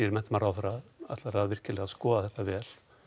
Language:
Icelandic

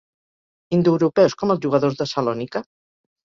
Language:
Catalan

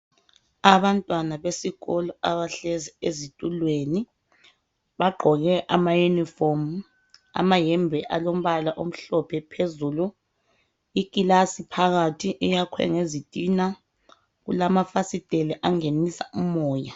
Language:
North Ndebele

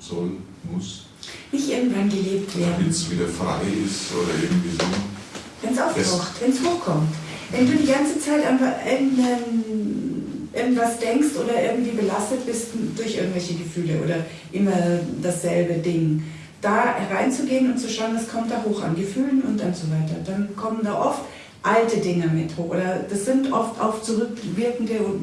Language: German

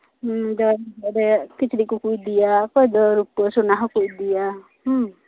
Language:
Santali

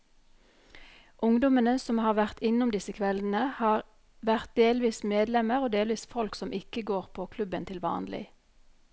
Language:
Norwegian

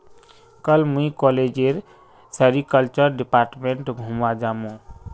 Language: Magahi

